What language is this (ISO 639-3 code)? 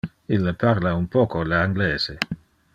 ina